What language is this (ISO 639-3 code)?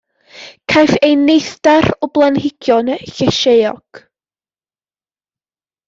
cym